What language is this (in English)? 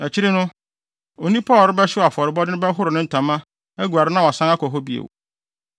Akan